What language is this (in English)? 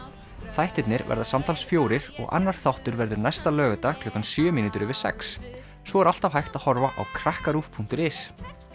Icelandic